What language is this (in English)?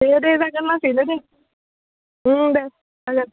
Bodo